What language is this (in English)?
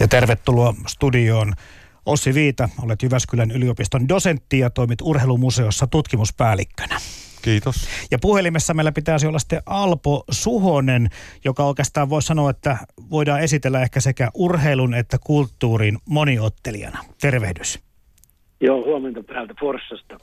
Finnish